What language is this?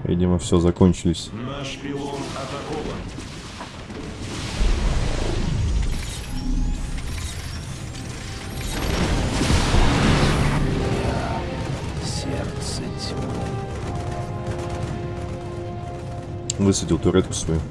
Russian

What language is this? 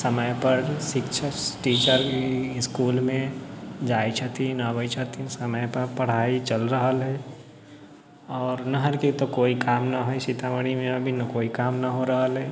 Maithili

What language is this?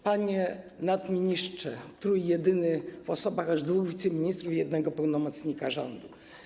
Polish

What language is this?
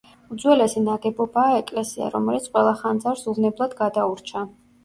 Georgian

